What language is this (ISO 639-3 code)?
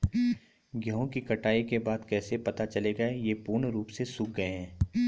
hin